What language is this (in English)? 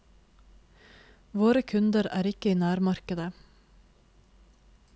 Norwegian